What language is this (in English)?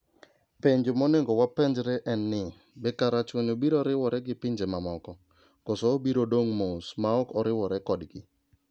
Luo (Kenya and Tanzania)